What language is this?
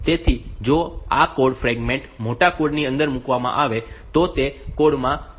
Gujarati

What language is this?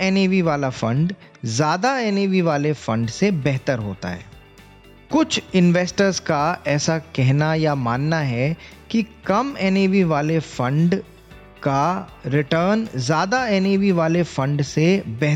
Hindi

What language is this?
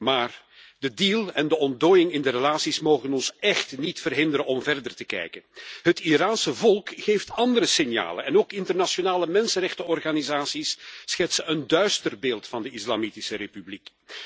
Dutch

